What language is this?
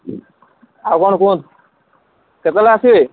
Odia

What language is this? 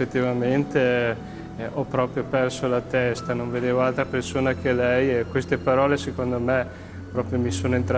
Italian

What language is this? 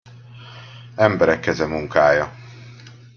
Hungarian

